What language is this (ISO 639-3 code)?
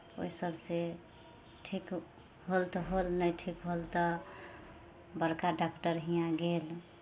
mai